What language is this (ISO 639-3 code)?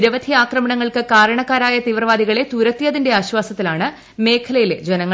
mal